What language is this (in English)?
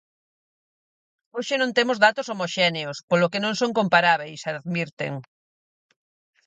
Galician